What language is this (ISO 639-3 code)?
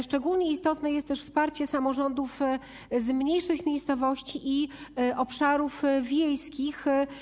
pol